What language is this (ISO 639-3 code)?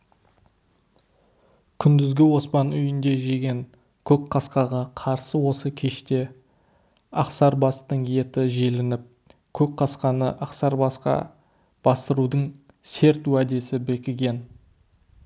kaz